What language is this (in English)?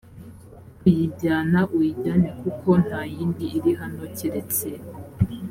Kinyarwanda